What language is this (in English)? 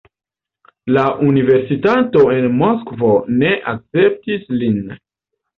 Esperanto